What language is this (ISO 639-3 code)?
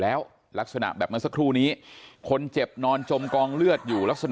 tha